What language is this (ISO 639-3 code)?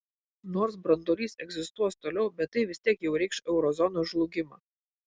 lit